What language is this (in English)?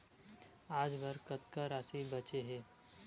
Chhattisgarhi